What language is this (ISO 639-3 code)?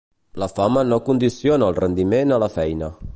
cat